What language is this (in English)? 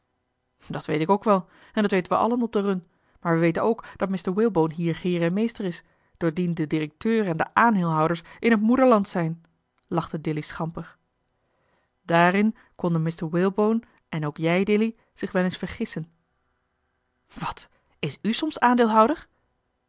Dutch